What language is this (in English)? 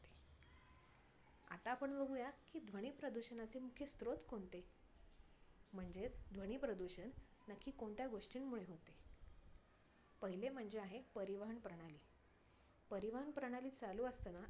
Marathi